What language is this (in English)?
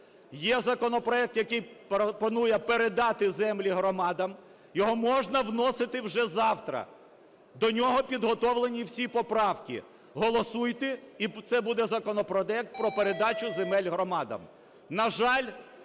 Ukrainian